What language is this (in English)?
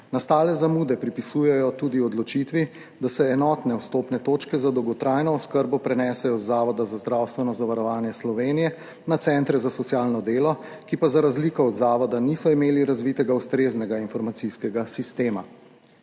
Slovenian